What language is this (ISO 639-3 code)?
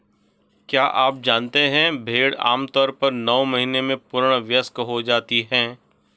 hin